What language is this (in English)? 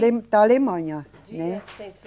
Portuguese